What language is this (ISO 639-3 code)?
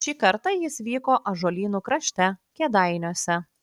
lit